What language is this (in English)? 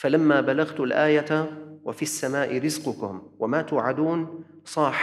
Arabic